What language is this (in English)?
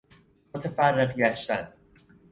Persian